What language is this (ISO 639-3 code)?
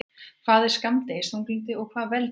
isl